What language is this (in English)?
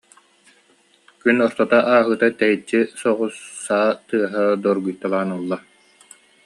Yakut